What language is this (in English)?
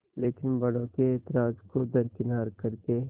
Hindi